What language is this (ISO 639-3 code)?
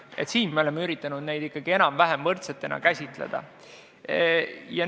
est